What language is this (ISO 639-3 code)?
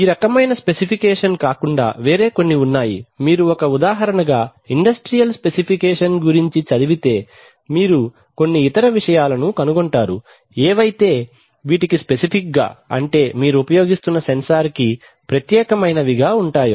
tel